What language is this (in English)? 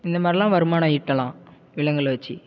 Tamil